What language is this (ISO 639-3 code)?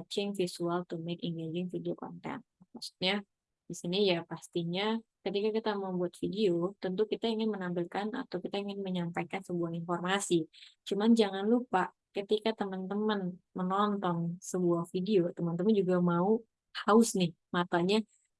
ind